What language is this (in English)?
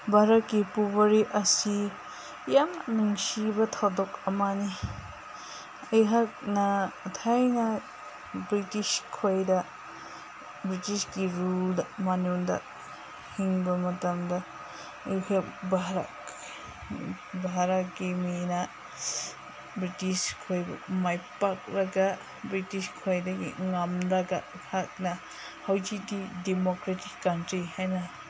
Manipuri